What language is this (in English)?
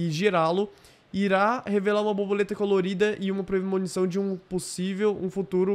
Portuguese